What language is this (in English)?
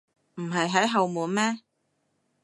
Cantonese